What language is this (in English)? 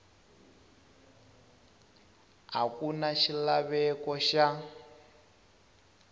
Tsonga